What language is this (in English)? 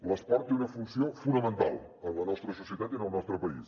Catalan